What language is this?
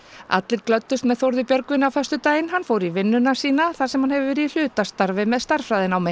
Icelandic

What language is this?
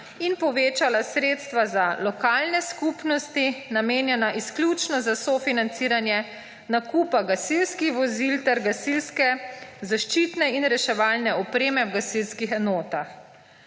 Slovenian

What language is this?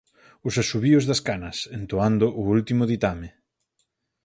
Galician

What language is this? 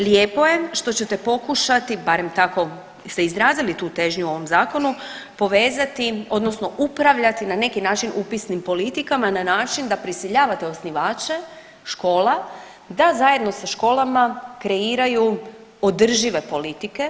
Croatian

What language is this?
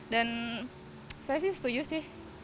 Indonesian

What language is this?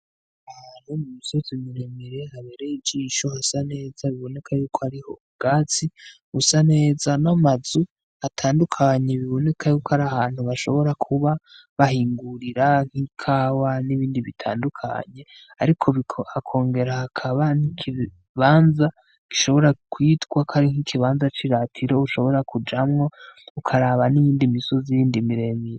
Rundi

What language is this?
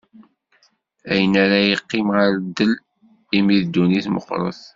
Kabyle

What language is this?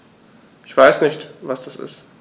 German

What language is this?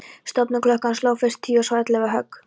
Icelandic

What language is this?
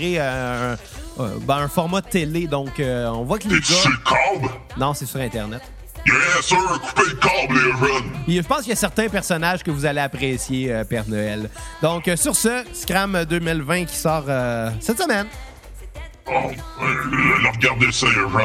French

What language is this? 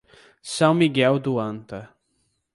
Portuguese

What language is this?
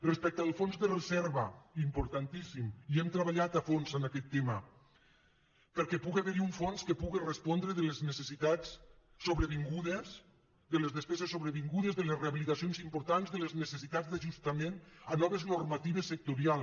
Catalan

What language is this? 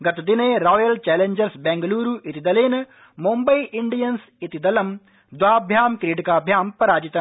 Sanskrit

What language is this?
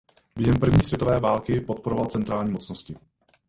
Czech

